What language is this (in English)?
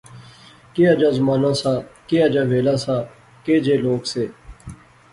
Pahari-Potwari